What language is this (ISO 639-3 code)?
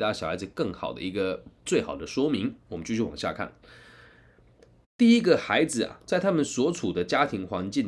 zho